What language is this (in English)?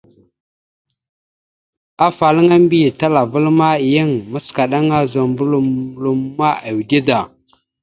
Mada (Cameroon)